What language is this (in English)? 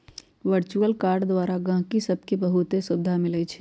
Magahi